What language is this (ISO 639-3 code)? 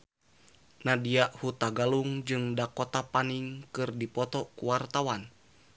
sun